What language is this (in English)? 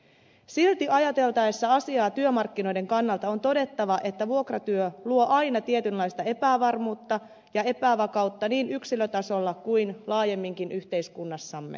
Finnish